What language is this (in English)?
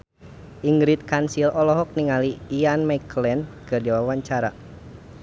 Sundanese